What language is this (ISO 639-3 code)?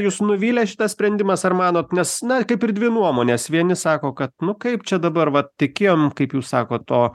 lit